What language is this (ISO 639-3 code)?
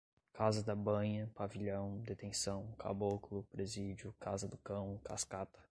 por